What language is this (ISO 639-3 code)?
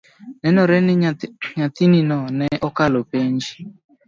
luo